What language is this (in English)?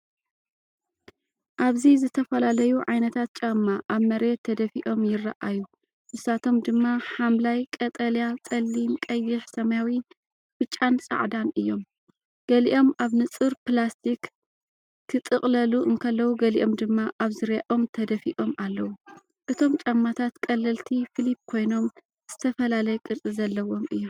Tigrinya